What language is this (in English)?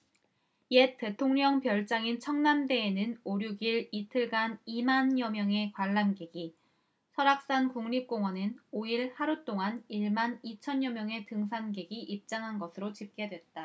Korean